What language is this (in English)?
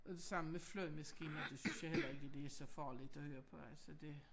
Danish